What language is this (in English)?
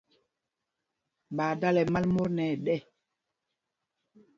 Mpumpong